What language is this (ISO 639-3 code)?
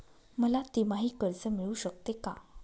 mar